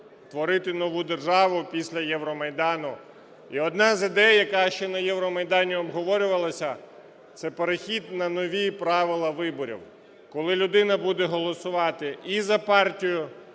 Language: Ukrainian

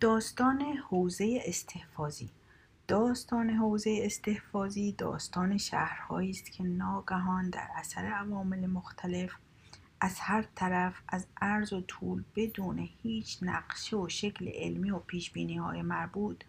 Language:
Persian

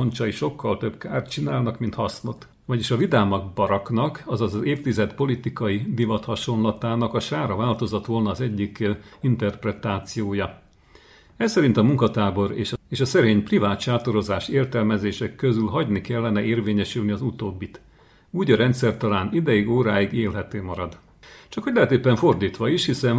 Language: Hungarian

